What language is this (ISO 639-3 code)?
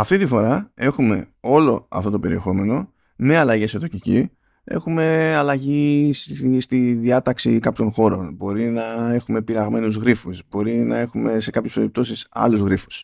ell